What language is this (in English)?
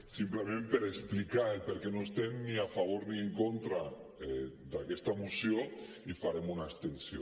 Catalan